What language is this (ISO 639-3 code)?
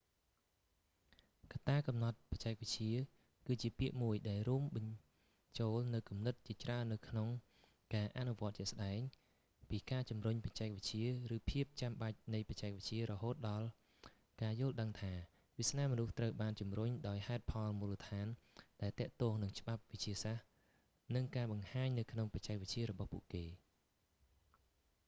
khm